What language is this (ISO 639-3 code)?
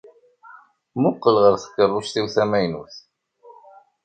kab